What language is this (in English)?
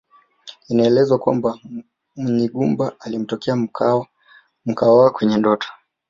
Swahili